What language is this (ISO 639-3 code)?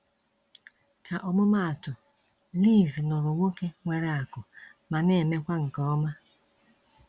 ibo